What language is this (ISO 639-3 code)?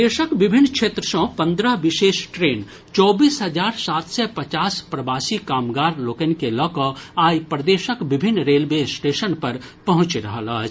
mai